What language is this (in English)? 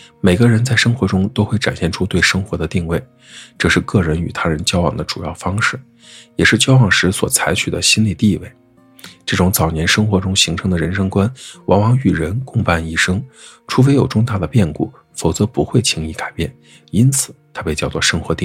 Chinese